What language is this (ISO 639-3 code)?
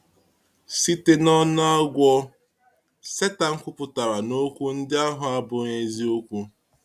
ibo